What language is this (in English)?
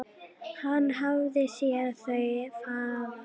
Icelandic